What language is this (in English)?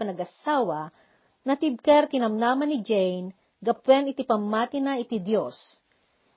Filipino